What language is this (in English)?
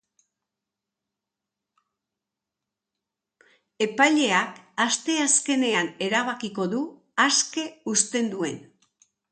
Basque